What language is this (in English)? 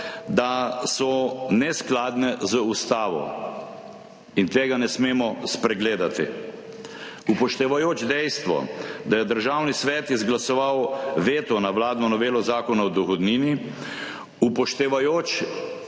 Slovenian